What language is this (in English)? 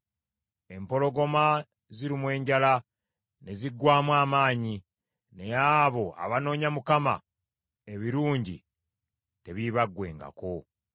Ganda